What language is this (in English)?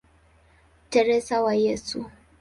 Swahili